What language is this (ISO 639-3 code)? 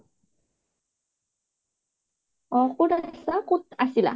asm